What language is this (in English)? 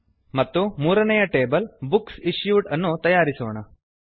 Kannada